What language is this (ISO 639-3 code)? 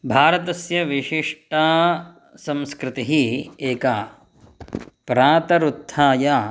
san